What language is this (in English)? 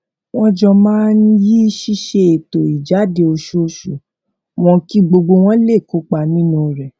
Yoruba